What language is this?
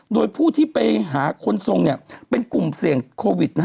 Thai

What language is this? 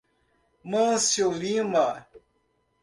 Portuguese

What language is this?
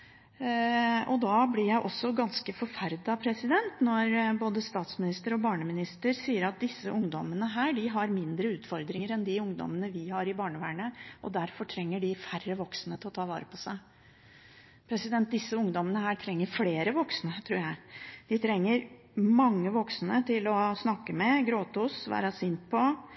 Norwegian Bokmål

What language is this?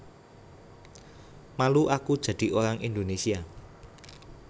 Javanese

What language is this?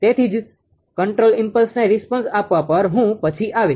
Gujarati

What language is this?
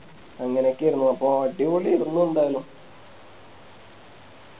Malayalam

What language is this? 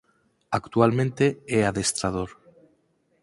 Galician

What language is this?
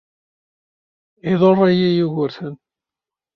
Kabyle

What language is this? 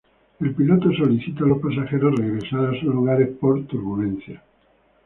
Spanish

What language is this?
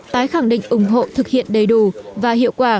Vietnamese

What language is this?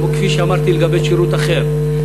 Hebrew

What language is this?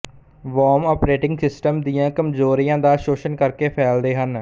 Punjabi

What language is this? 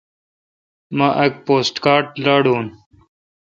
Kalkoti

